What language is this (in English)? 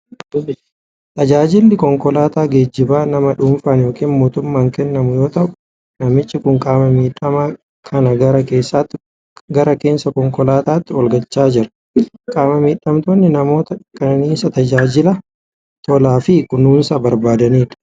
Oromo